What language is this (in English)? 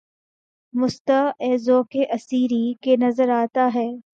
Urdu